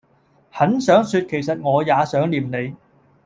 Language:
Cantonese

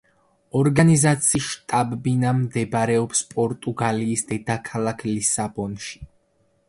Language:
Georgian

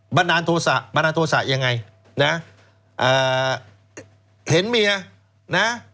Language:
Thai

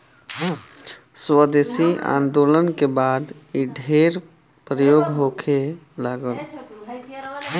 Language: Bhojpuri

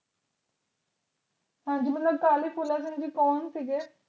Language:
Punjabi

